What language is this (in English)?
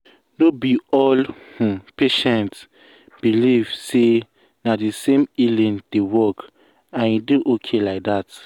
Nigerian Pidgin